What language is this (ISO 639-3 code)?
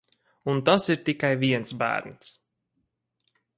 lav